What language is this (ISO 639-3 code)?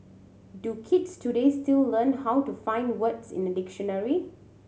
eng